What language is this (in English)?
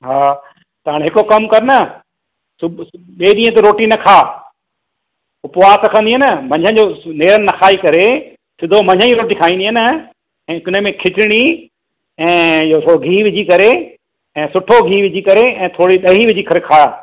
Sindhi